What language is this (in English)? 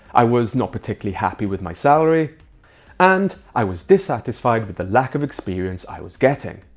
English